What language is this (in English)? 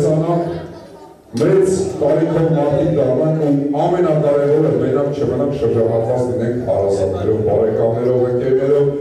Romanian